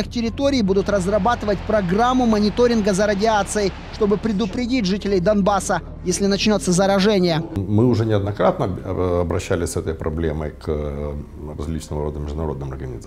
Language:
Russian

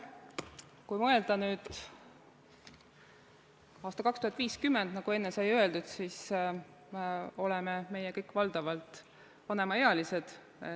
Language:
Estonian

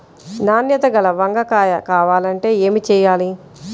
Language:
Telugu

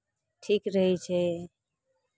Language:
Maithili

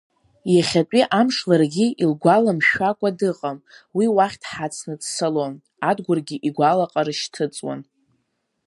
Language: Abkhazian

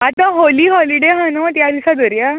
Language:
Konkani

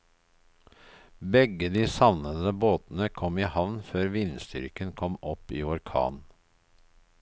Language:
Norwegian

